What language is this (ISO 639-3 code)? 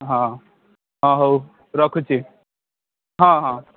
ori